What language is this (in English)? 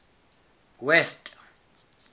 Southern Sotho